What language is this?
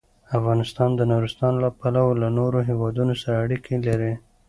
Pashto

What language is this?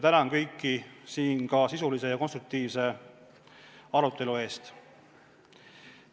Estonian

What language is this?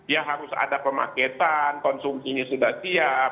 Indonesian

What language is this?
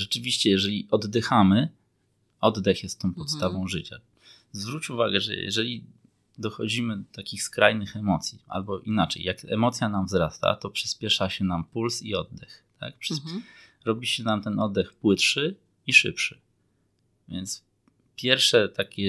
Polish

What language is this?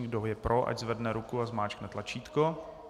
Czech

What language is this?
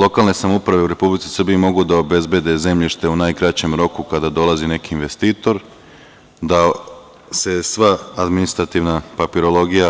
Serbian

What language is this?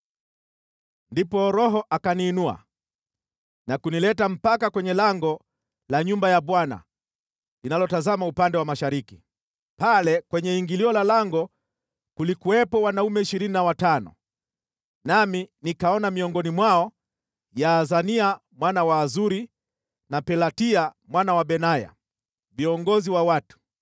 Swahili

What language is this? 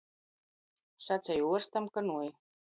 Latgalian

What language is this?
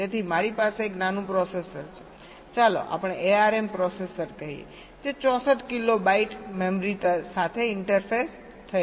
Gujarati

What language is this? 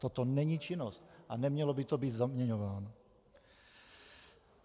Czech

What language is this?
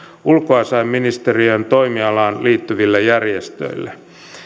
Finnish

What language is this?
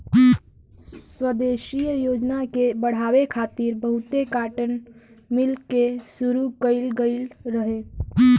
Bhojpuri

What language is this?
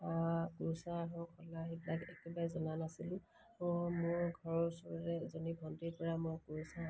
Assamese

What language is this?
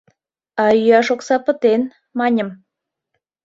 Mari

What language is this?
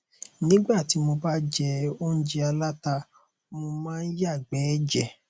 Yoruba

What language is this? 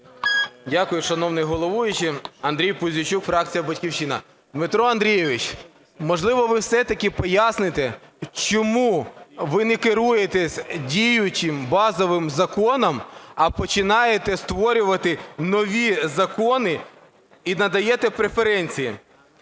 Ukrainian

